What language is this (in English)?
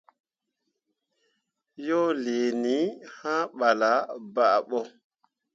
Mundang